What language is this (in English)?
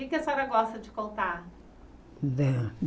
Portuguese